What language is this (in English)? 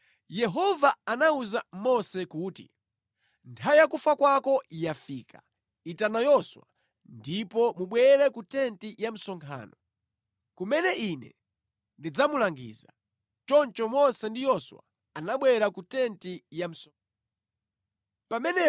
Nyanja